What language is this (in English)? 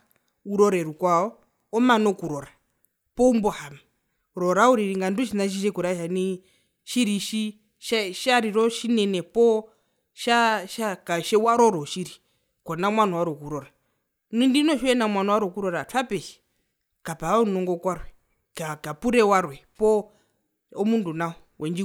Herero